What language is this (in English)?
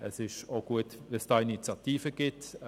Swiss German